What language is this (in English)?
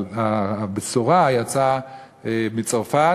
Hebrew